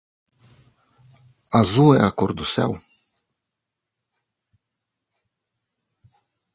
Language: Portuguese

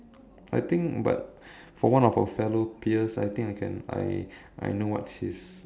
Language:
English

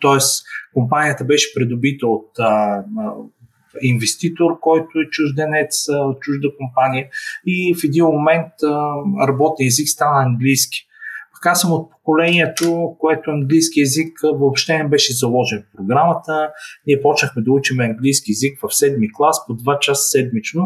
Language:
Bulgarian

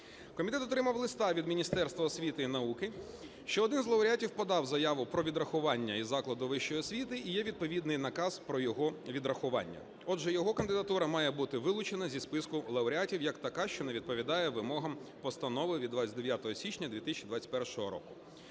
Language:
Ukrainian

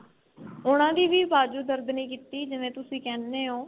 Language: Punjabi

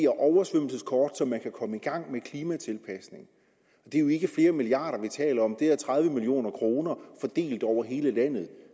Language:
Danish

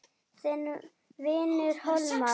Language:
Icelandic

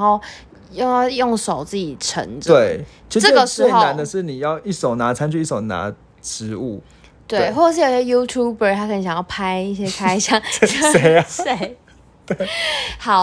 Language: Chinese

